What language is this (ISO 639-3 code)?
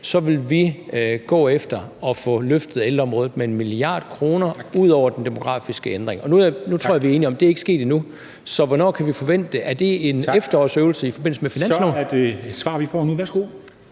dan